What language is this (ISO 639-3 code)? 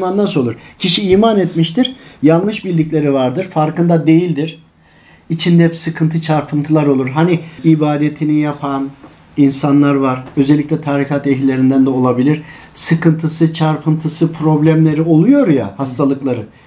tur